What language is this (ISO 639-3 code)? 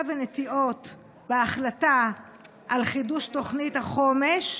heb